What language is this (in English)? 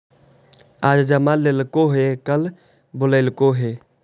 Magahi